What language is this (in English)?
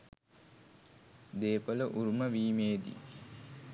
Sinhala